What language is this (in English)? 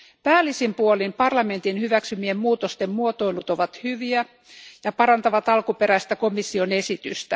Finnish